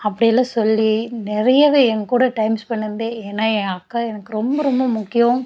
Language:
Tamil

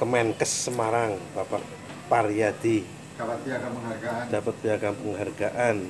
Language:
Indonesian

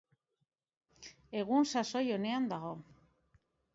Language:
Basque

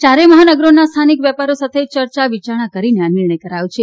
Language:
Gujarati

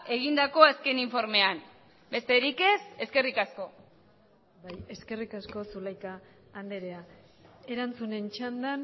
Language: Basque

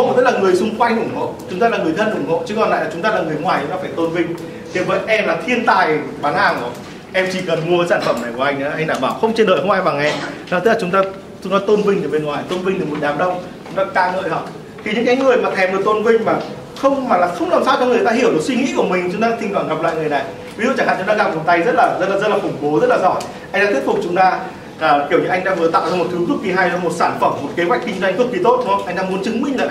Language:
Vietnamese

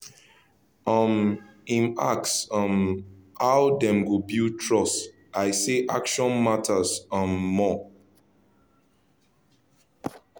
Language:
Nigerian Pidgin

